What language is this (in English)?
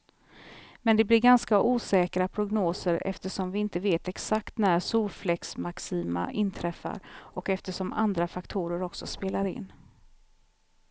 Swedish